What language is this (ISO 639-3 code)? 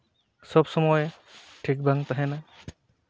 sat